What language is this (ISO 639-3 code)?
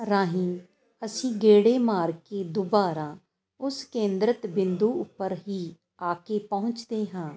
pan